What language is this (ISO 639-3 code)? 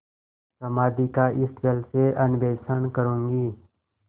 hin